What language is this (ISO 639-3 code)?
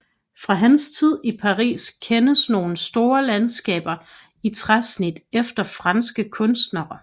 dan